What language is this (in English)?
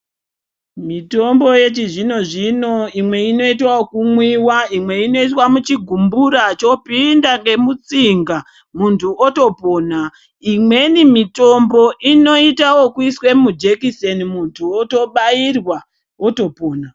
Ndau